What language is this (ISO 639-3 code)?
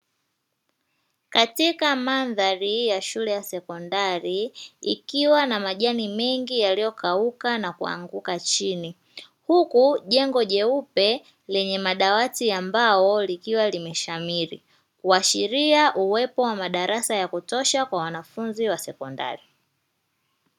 swa